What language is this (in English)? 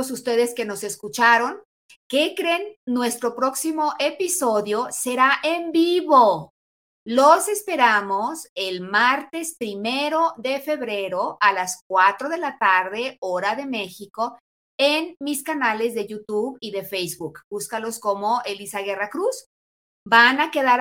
Spanish